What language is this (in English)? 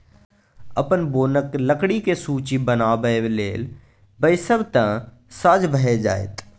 Maithili